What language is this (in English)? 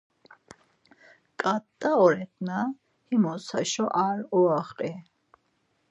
Laz